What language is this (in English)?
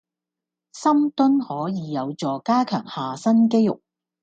Cantonese